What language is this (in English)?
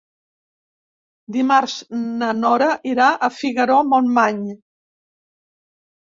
Catalan